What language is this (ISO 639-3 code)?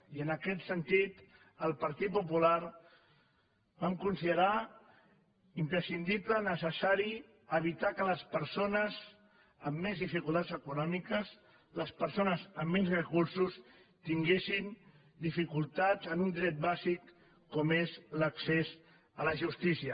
cat